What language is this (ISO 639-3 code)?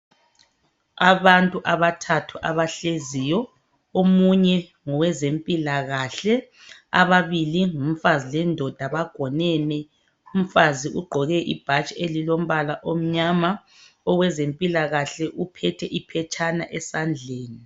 nde